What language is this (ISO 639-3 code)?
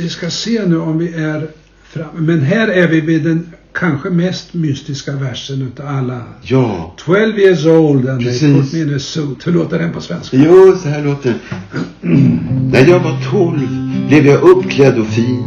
swe